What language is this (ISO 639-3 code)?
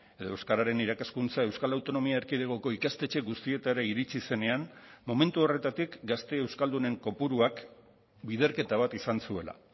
eus